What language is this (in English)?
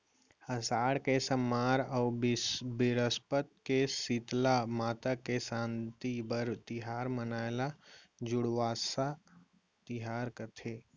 Chhattisgarhi